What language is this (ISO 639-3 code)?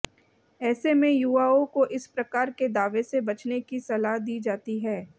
hin